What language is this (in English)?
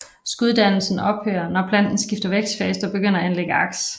Danish